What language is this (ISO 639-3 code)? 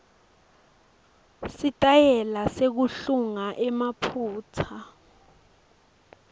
ssw